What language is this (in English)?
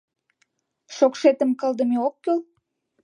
Mari